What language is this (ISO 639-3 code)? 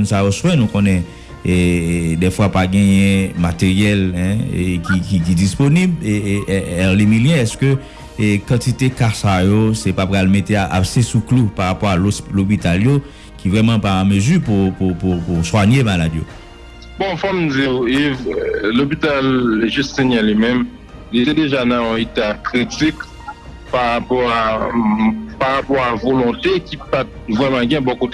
fra